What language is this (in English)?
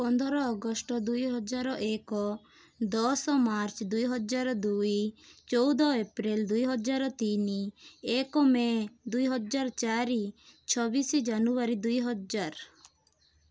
Odia